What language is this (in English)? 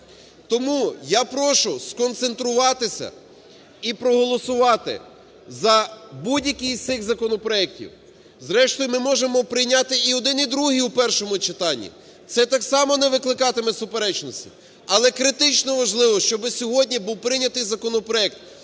Ukrainian